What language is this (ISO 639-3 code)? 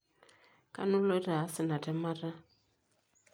mas